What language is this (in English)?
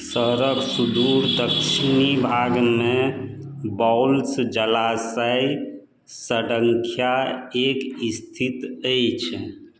Maithili